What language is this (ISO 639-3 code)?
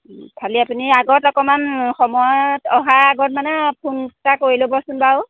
asm